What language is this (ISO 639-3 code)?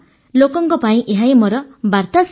ori